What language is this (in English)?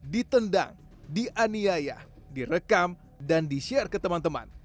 Indonesian